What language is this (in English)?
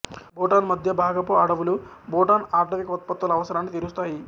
Telugu